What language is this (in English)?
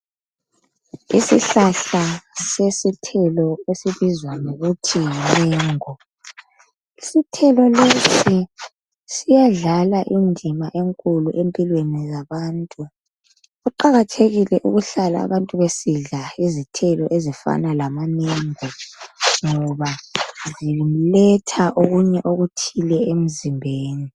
North Ndebele